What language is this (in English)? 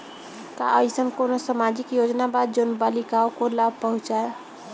Bhojpuri